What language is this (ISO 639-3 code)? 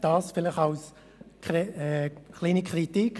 gsw